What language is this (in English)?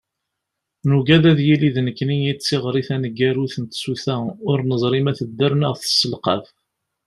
Kabyle